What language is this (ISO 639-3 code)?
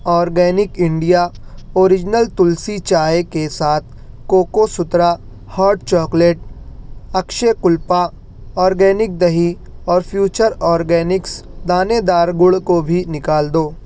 urd